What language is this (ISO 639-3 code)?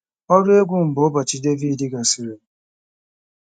ibo